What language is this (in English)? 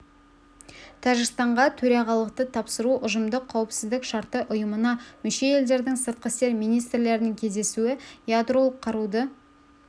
Kazakh